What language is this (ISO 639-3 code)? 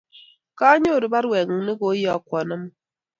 kln